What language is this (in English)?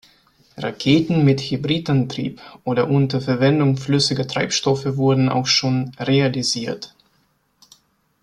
German